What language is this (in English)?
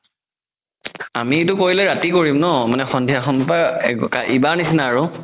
Assamese